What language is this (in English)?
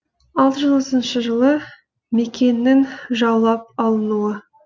Kazakh